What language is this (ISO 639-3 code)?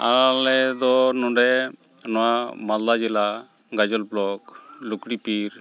sat